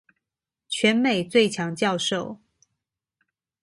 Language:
Chinese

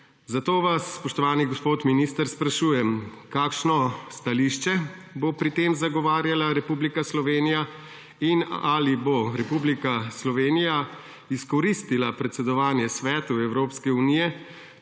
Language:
Slovenian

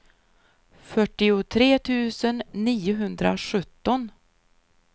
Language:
Swedish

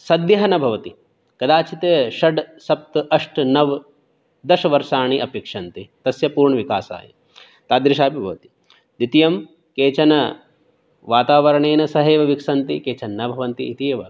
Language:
Sanskrit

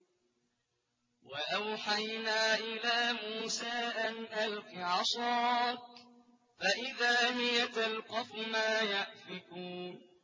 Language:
Arabic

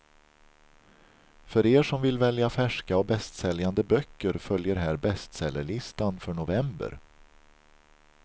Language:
Swedish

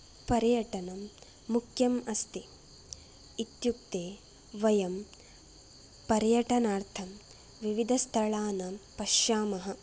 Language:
Sanskrit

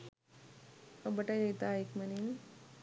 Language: Sinhala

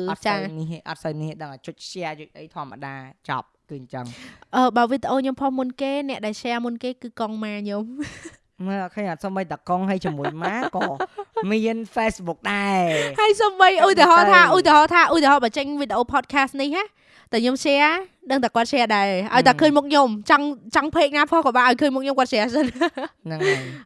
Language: Vietnamese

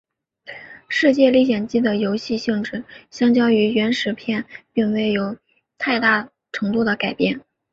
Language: Chinese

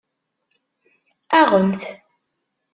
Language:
Kabyle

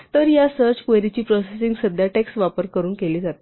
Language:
Marathi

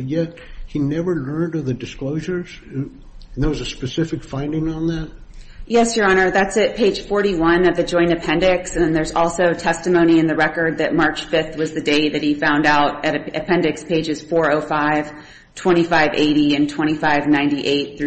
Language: English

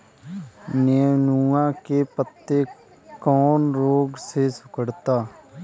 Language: Bhojpuri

